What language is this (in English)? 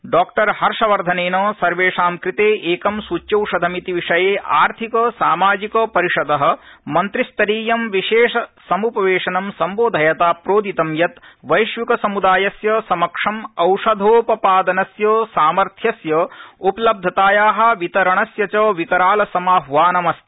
Sanskrit